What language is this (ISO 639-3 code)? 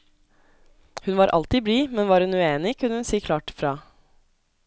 nor